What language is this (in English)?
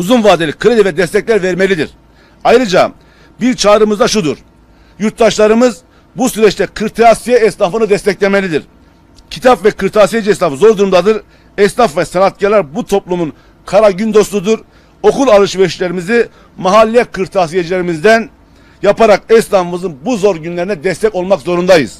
Turkish